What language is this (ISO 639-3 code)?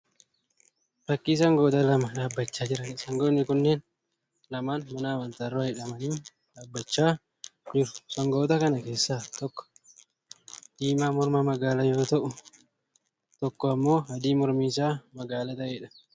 orm